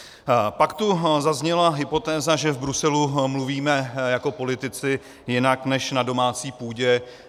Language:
Czech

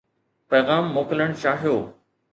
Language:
Sindhi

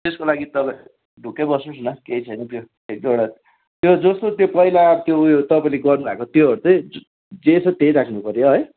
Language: Nepali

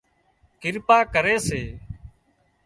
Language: Wadiyara Koli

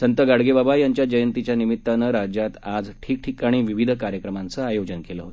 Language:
Marathi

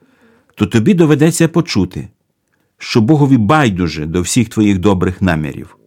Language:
Ukrainian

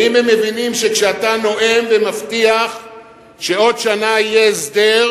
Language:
Hebrew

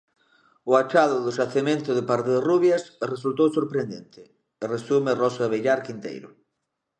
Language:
Galician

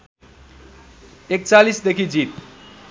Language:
Nepali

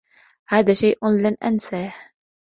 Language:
Arabic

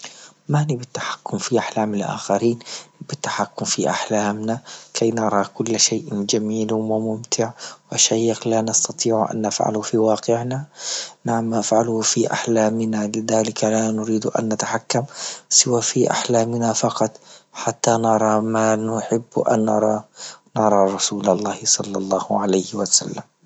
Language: Libyan Arabic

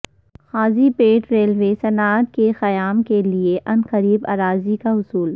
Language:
Urdu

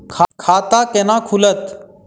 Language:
Maithili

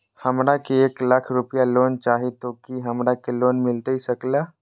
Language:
Magahi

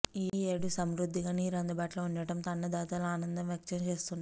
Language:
Telugu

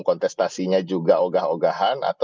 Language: Indonesian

